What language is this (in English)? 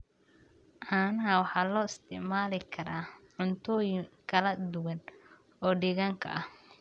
Somali